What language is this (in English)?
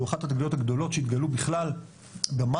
Hebrew